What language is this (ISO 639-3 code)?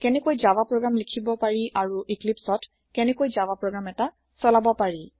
asm